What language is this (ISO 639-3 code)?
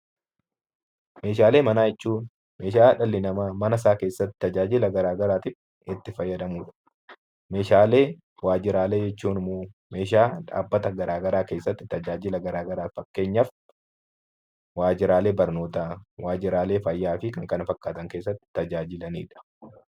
orm